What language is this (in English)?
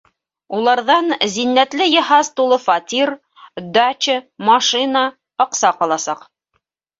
Bashkir